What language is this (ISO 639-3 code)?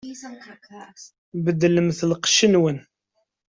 kab